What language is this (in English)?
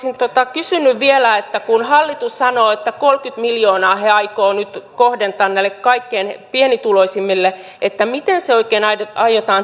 Finnish